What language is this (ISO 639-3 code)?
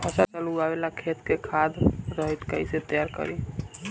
bho